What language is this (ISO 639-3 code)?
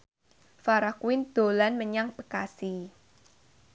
jav